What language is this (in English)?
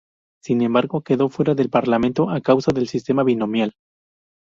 Spanish